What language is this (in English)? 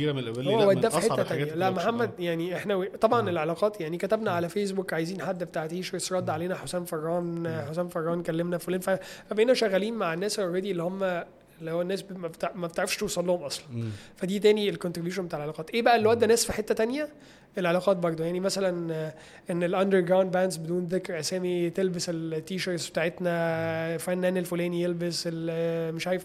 Arabic